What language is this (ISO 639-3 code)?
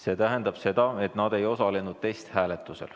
est